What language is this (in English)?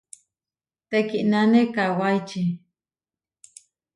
Huarijio